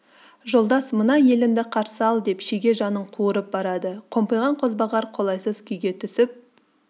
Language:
Kazakh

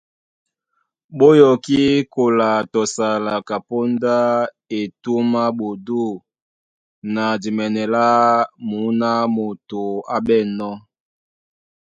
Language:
Duala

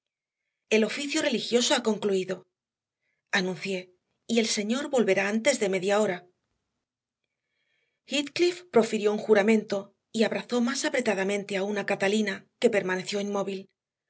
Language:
Spanish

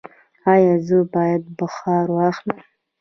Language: Pashto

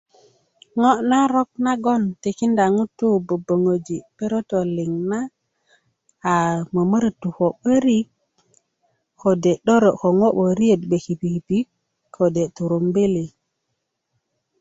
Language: Kuku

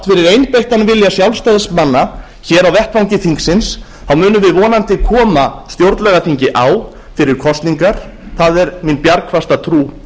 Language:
Icelandic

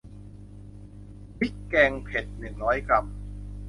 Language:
Thai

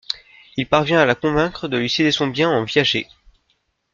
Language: French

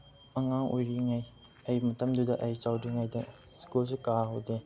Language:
Manipuri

